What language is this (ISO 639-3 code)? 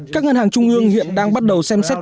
vie